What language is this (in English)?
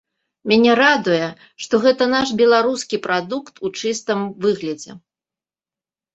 Belarusian